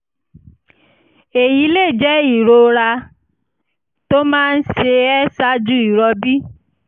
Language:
Yoruba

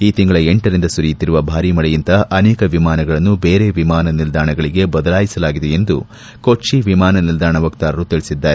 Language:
Kannada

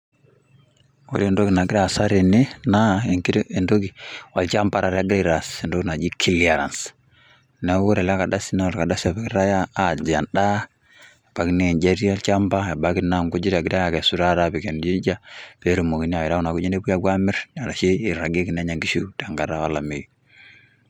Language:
Masai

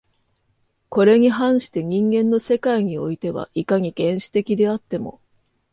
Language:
Japanese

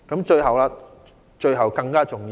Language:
Cantonese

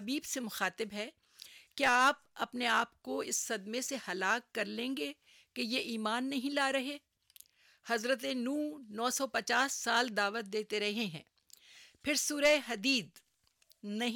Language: Urdu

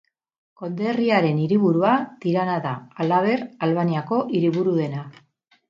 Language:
Basque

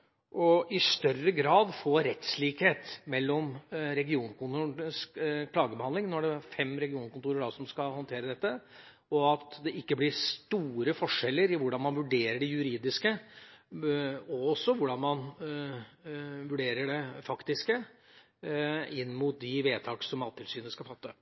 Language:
Norwegian Bokmål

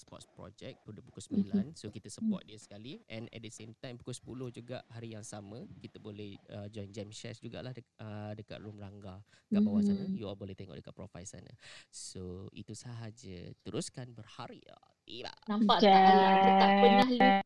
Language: Malay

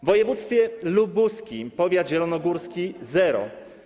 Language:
Polish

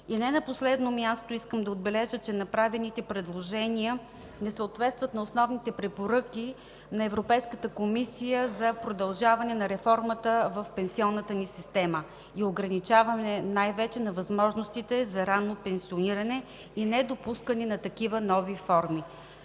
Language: Bulgarian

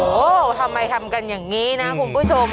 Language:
Thai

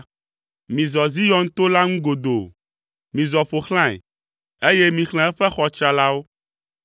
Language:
Ewe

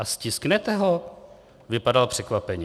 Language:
Czech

